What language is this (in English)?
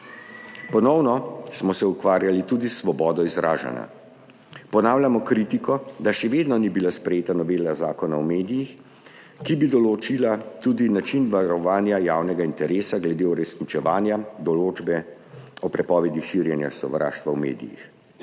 Slovenian